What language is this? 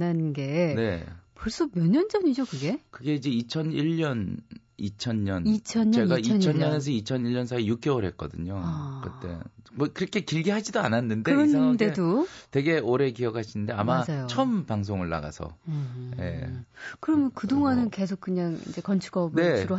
Korean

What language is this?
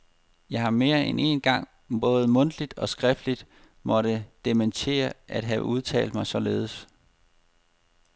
Danish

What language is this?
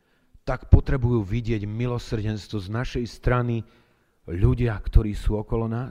Slovak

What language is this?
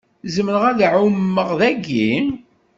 Kabyle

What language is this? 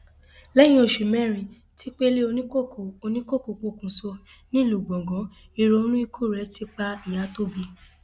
Yoruba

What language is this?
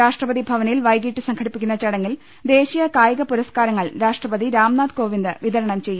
Malayalam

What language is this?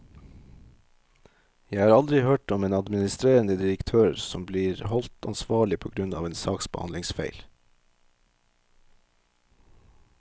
Norwegian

